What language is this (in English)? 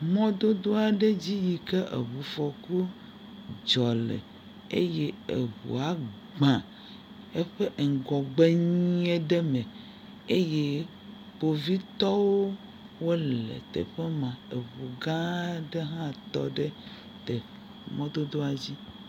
Ewe